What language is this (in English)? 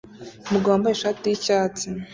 Kinyarwanda